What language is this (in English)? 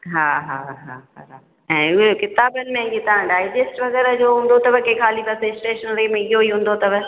Sindhi